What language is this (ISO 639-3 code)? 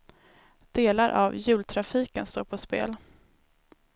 swe